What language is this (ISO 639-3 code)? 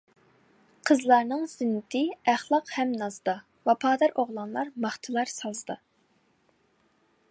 uig